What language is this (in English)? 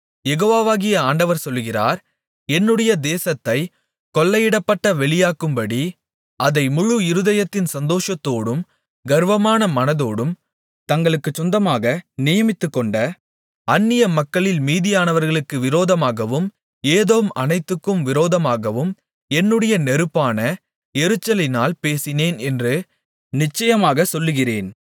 Tamil